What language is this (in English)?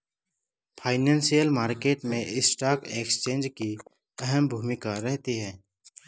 Hindi